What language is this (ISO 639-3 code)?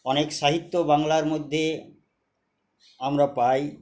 ben